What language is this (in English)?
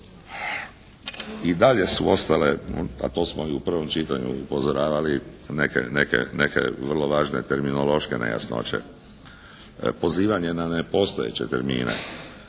Croatian